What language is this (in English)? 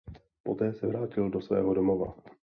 Czech